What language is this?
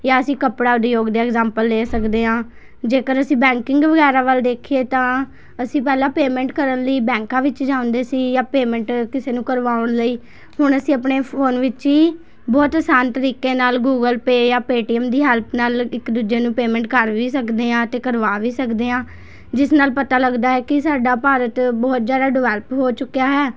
Punjabi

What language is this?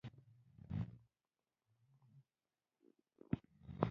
Pashto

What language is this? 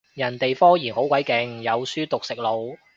Cantonese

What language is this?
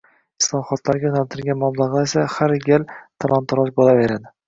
Uzbek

